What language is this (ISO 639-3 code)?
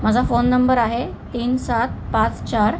mar